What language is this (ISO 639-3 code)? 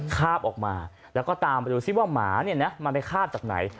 tha